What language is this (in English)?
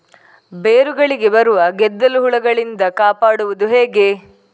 Kannada